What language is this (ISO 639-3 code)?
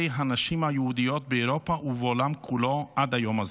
heb